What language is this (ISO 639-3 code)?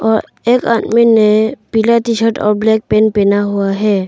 hin